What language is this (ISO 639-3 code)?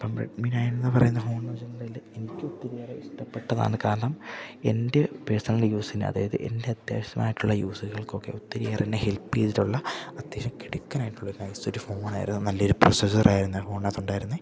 mal